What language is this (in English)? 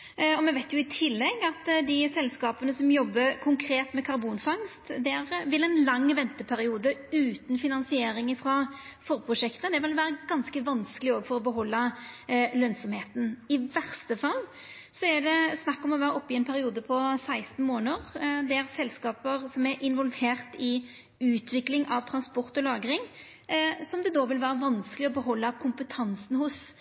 Norwegian Nynorsk